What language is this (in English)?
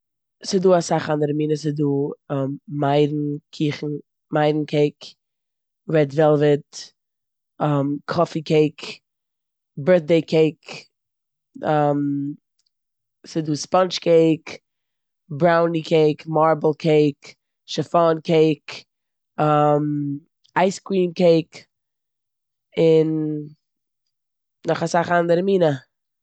Yiddish